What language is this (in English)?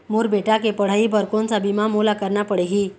Chhattisgarhi